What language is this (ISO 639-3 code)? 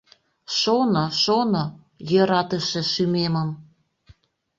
chm